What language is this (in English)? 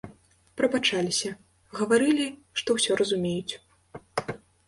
Belarusian